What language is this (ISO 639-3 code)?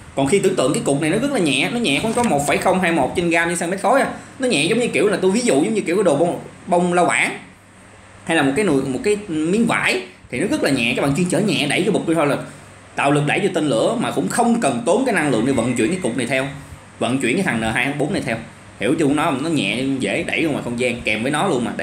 vie